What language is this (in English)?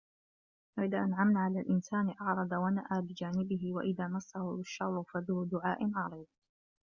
Arabic